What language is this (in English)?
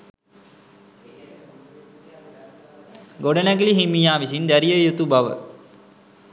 Sinhala